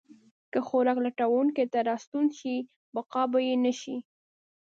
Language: Pashto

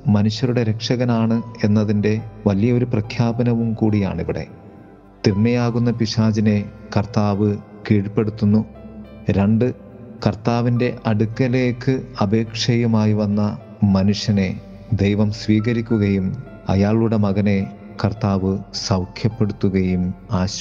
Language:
Malayalam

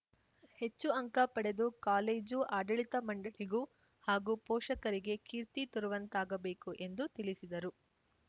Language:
Kannada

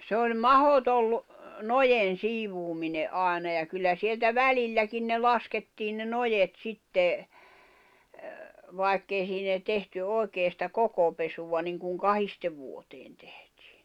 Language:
Finnish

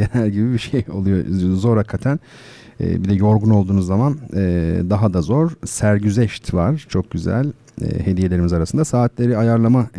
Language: Turkish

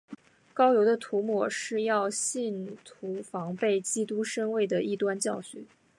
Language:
Chinese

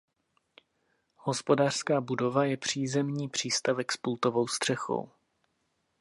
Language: Czech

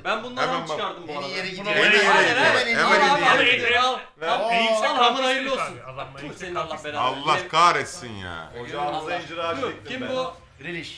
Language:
Turkish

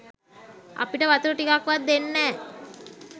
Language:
Sinhala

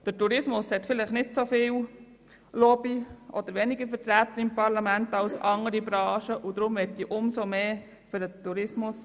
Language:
Swiss German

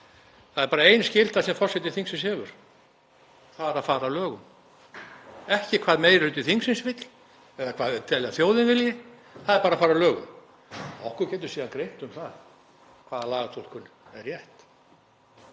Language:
Icelandic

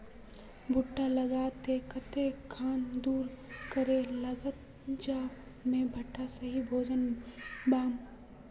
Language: Magahi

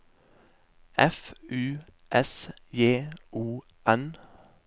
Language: Norwegian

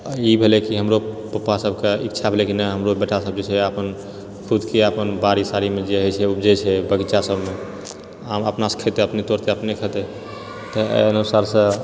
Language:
Maithili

